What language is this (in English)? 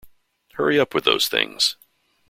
English